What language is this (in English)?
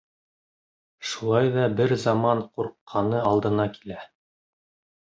Bashkir